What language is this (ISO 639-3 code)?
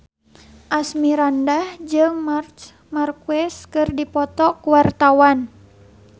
sun